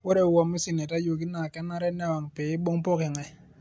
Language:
Masai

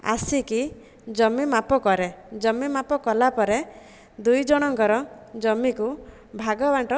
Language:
Odia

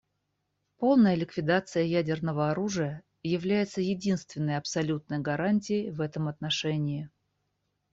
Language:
Russian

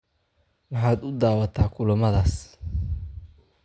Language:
Somali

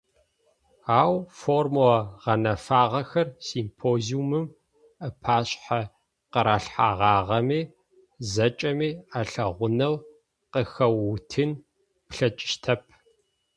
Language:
Adyghe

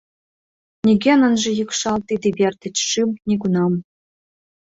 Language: Mari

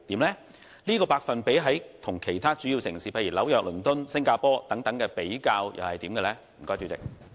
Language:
Cantonese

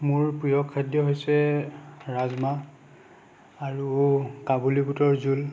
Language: Assamese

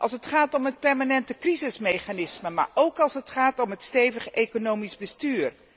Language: Dutch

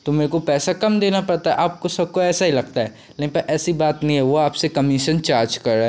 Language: Hindi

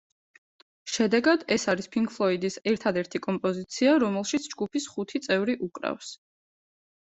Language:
Georgian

